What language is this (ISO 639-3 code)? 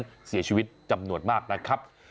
tha